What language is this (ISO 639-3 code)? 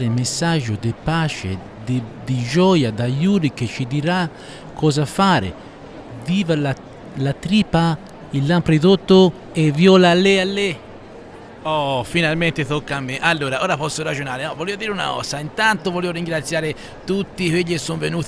ita